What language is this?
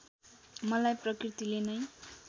Nepali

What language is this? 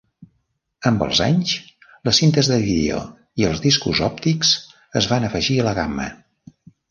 Catalan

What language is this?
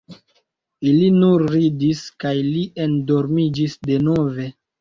Esperanto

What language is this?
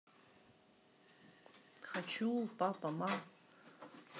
Russian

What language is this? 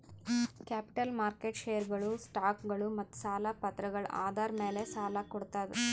Kannada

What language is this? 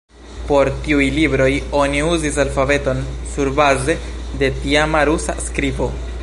Esperanto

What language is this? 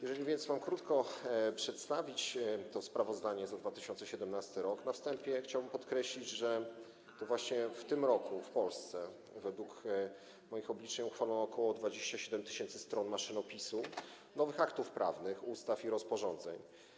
Polish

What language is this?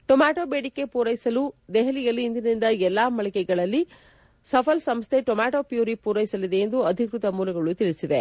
Kannada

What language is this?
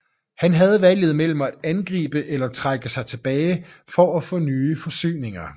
Danish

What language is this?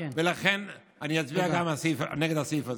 Hebrew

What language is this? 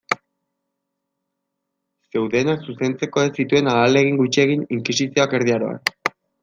Basque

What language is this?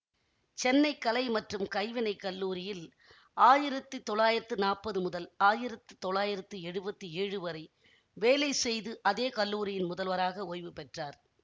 Tamil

